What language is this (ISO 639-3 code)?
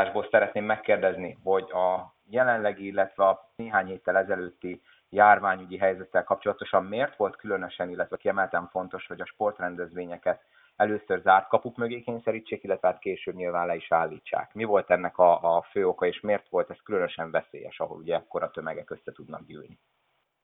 hun